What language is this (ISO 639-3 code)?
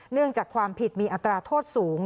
tha